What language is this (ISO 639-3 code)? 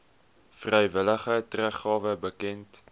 afr